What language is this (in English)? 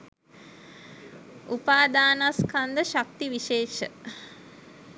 Sinhala